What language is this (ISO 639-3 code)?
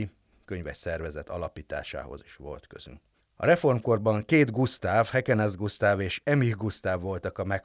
hun